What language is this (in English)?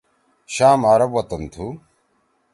Torwali